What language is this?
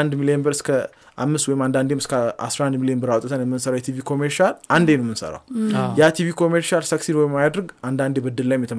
Amharic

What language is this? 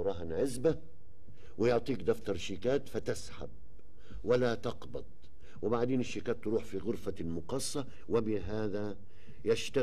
Arabic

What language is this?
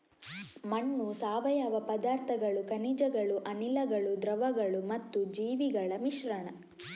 Kannada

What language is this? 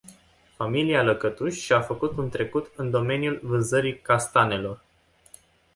Romanian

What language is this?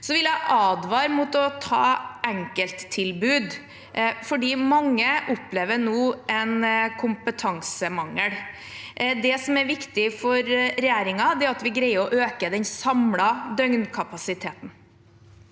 Norwegian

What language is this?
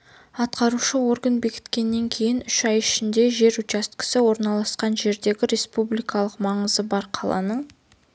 Kazakh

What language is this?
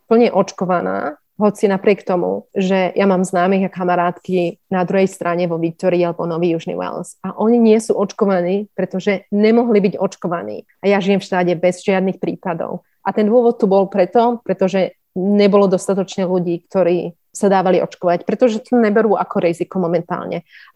Slovak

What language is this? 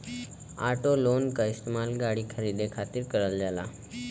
Bhojpuri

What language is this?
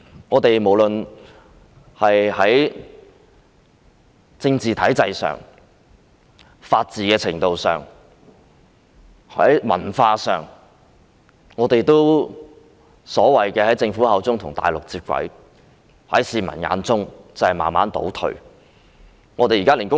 Cantonese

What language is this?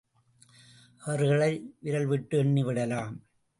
Tamil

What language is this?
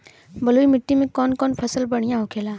Bhojpuri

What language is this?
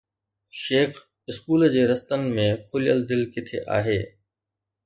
Sindhi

